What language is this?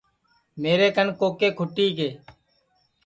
Sansi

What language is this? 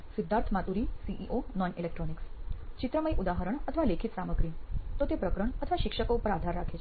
Gujarati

